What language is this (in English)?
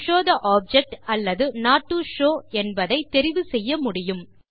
Tamil